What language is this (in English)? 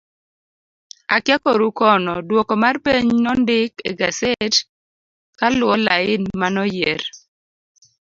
Luo (Kenya and Tanzania)